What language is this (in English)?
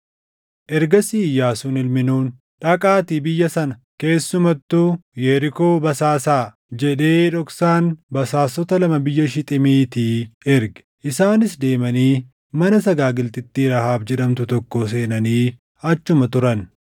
Oromo